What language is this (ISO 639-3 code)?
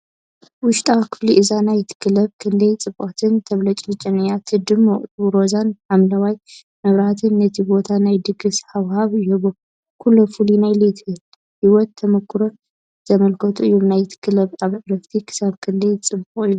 tir